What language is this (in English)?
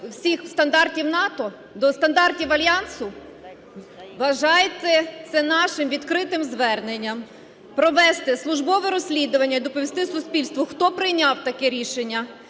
Ukrainian